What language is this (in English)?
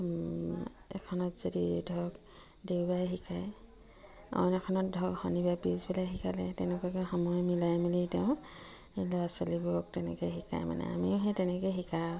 Assamese